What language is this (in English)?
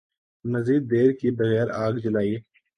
Urdu